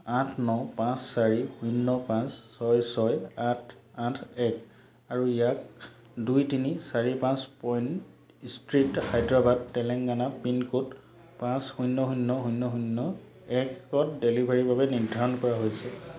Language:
Assamese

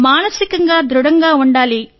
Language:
Telugu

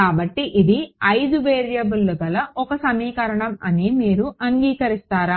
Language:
Telugu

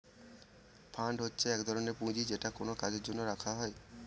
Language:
Bangla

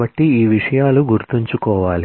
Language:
Telugu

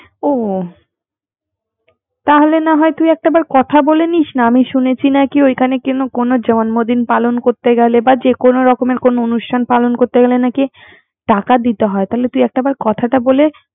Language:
Bangla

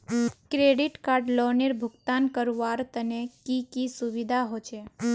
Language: Magahi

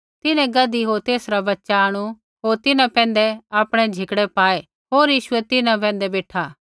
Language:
Kullu Pahari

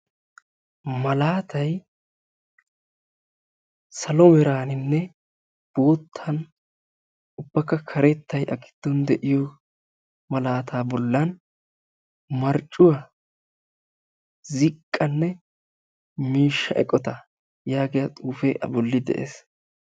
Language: Wolaytta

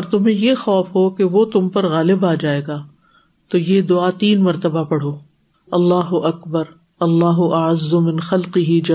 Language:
Urdu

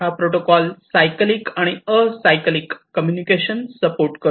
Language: Marathi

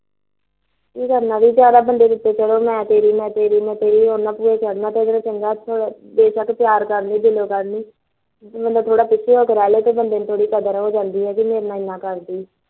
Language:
Punjabi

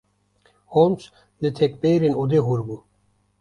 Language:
Kurdish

